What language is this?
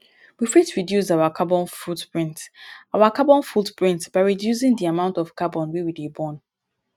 Nigerian Pidgin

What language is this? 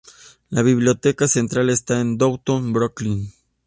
Spanish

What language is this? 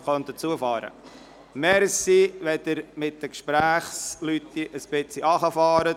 Swiss German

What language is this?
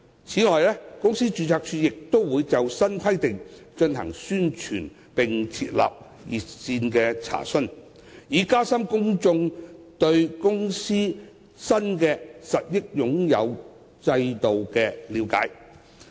Cantonese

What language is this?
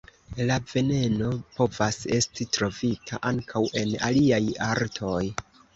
Esperanto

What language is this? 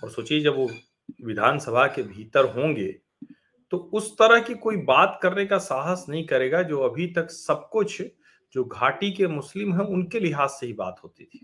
Hindi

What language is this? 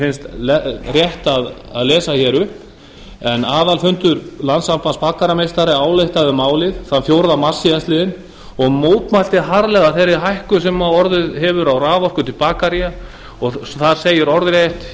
Icelandic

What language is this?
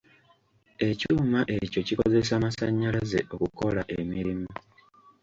Ganda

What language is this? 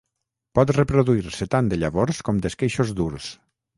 Catalan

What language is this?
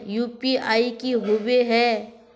Magahi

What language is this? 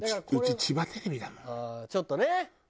Japanese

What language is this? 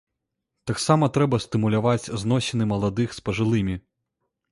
Belarusian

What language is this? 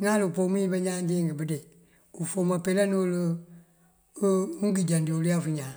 Mandjak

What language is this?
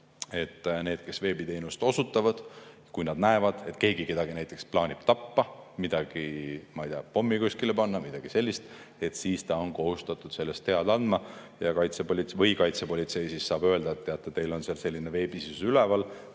Estonian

